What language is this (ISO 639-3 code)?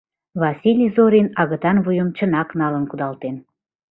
chm